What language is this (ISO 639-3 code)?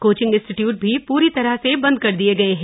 hin